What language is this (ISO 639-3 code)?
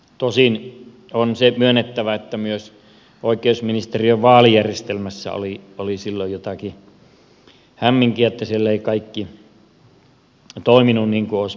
fin